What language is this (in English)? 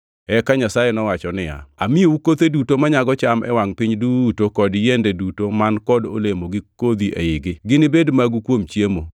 Luo (Kenya and Tanzania)